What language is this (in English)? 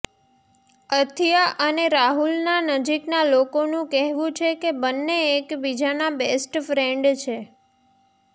Gujarati